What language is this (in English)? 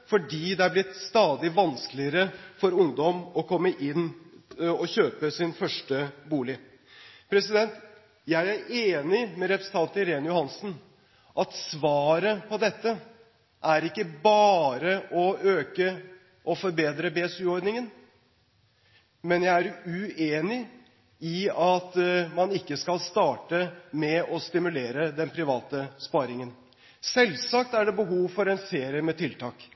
Norwegian Bokmål